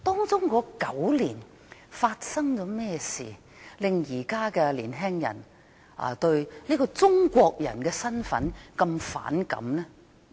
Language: Cantonese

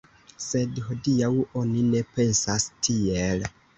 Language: Esperanto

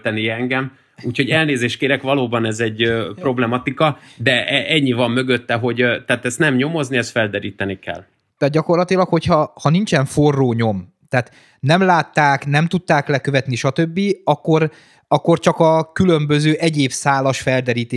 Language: Hungarian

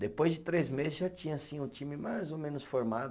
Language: Portuguese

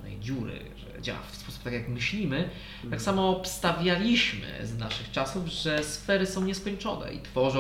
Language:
Polish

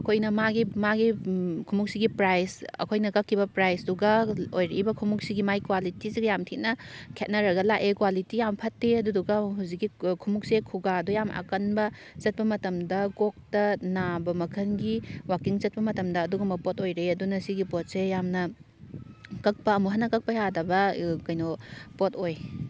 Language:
Manipuri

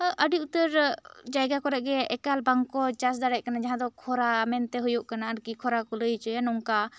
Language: Santali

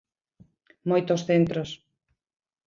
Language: Galician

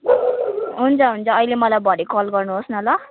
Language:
Nepali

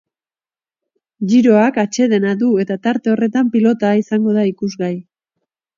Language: Basque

